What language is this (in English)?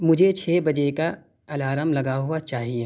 Urdu